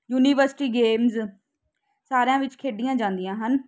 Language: Punjabi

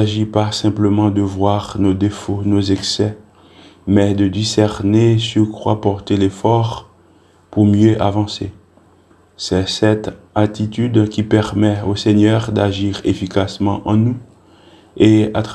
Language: French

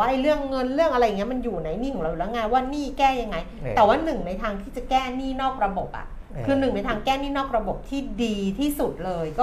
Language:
Thai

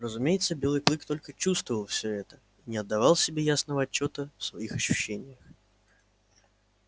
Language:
Russian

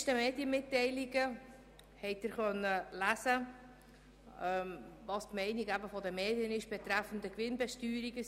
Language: Swiss German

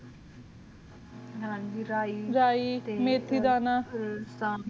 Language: Punjabi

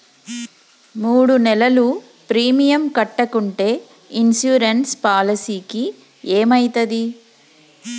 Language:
Telugu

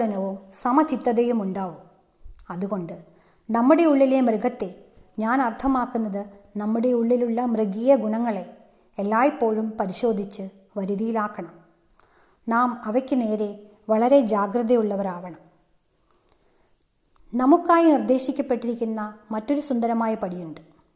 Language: Malayalam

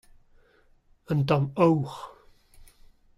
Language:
Breton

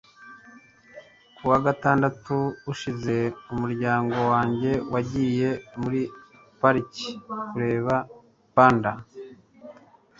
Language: Kinyarwanda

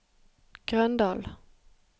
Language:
Norwegian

